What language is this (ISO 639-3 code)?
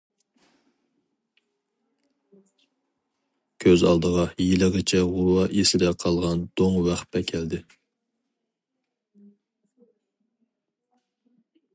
uig